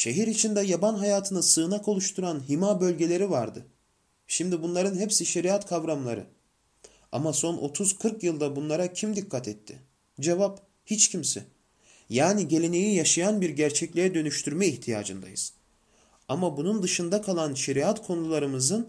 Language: Turkish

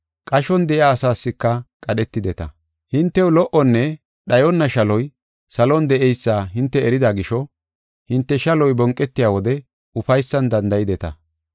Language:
Gofa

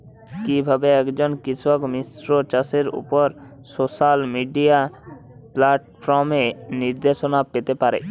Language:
Bangla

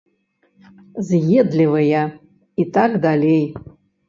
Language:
Belarusian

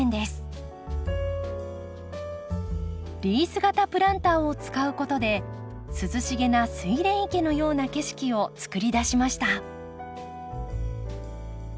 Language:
Japanese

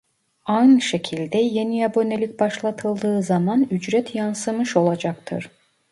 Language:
Turkish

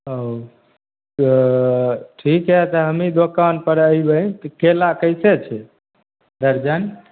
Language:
Maithili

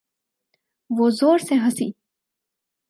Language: Urdu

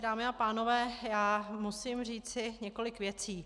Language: Czech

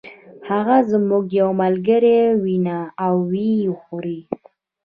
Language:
Pashto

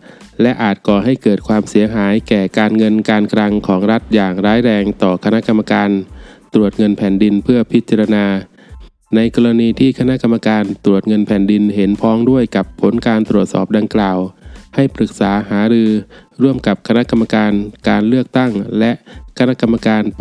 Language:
Thai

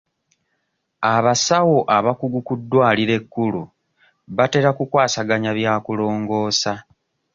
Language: Ganda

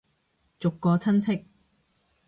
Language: Cantonese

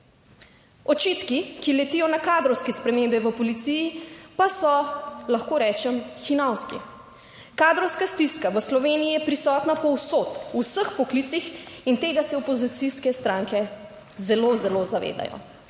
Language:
Slovenian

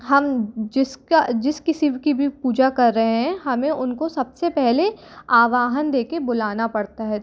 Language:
Hindi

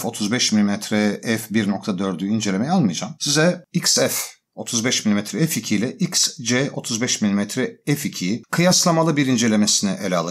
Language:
Turkish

